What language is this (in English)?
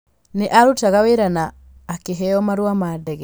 Kikuyu